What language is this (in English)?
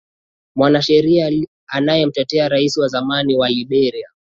Swahili